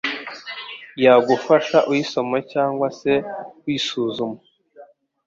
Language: Kinyarwanda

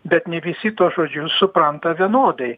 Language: Lithuanian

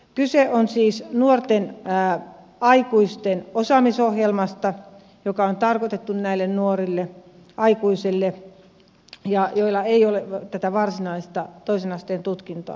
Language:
Finnish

